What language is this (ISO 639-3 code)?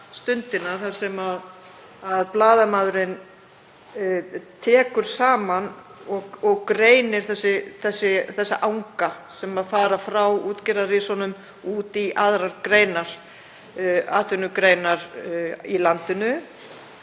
isl